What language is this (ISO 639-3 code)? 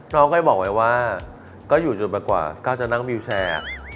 tha